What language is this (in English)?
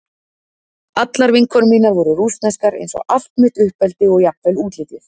Icelandic